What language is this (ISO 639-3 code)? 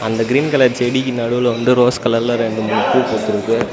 tam